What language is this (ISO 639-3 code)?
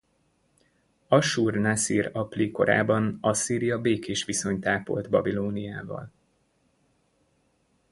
hun